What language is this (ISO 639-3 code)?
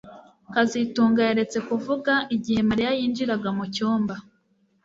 kin